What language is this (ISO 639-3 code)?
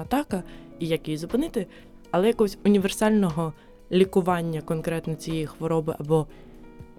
ukr